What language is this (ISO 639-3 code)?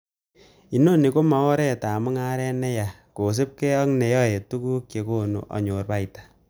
kln